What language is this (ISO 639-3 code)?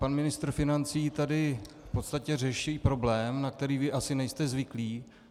ces